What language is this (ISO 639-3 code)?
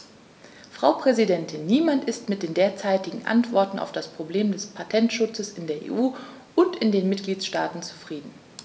deu